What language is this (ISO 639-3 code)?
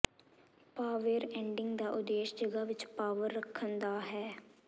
pan